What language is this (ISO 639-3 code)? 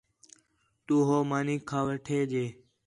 xhe